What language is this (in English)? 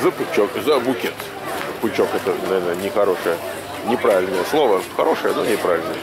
Russian